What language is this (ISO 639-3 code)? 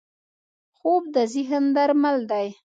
pus